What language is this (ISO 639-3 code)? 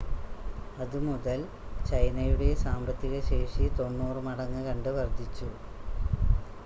mal